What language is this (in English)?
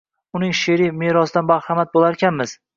Uzbek